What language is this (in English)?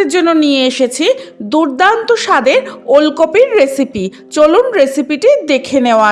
Bangla